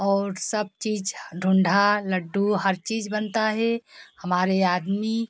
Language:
Hindi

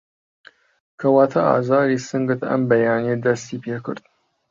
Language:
Central Kurdish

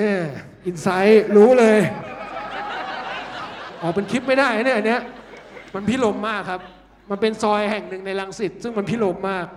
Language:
Thai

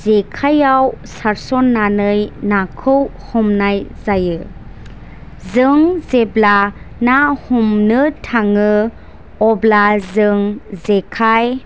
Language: Bodo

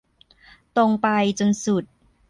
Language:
Thai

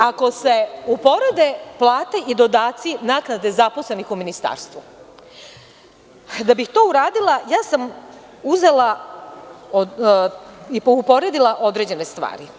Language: Serbian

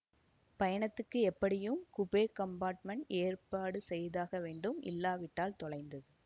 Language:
Tamil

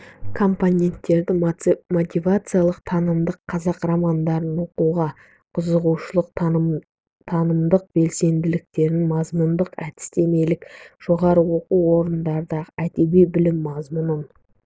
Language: Kazakh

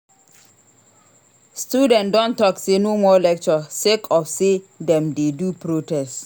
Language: Nigerian Pidgin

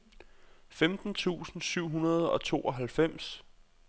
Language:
Danish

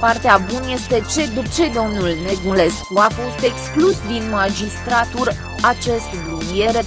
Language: Romanian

